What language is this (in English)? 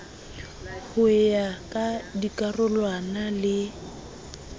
Southern Sotho